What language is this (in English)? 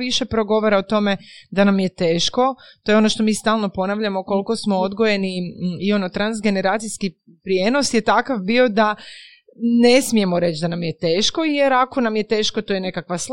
Croatian